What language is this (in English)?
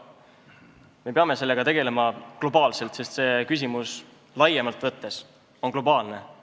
Estonian